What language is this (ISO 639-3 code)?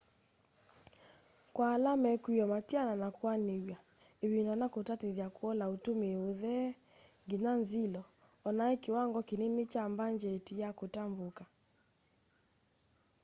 kam